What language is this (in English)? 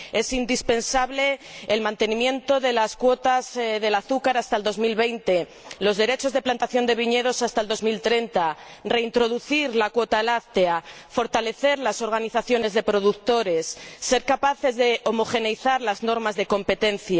Spanish